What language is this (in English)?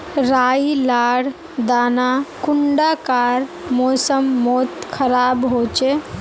Magahi